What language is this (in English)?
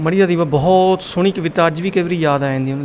Punjabi